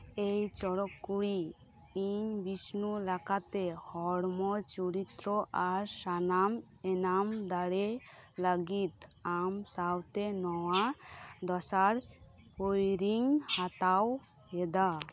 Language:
Santali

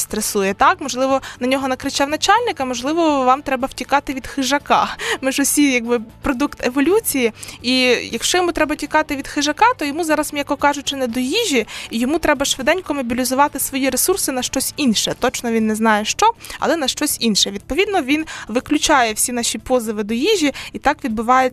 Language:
Ukrainian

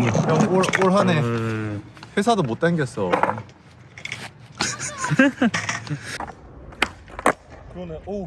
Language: Korean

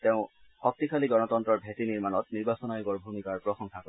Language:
Assamese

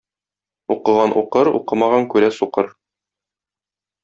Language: Tatar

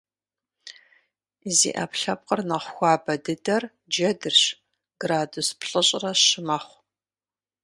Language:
Kabardian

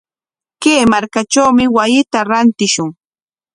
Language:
Corongo Ancash Quechua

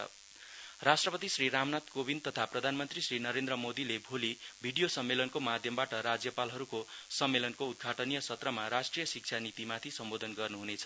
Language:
Nepali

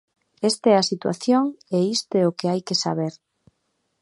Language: Galician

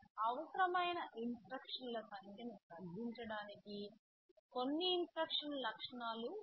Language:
Telugu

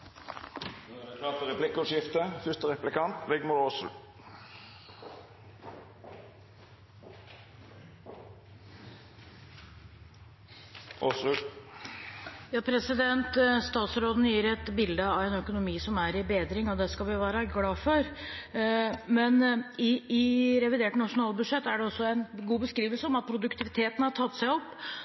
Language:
Norwegian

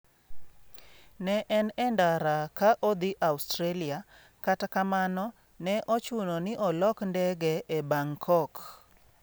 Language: Luo (Kenya and Tanzania)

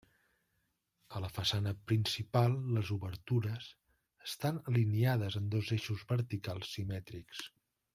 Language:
Catalan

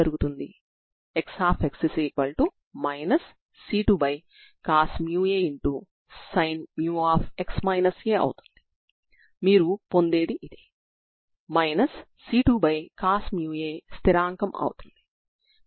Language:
Telugu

